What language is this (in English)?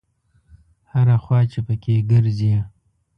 Pashto